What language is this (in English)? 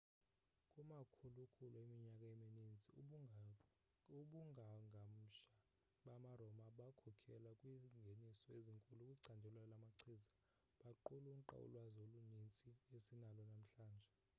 Xhosa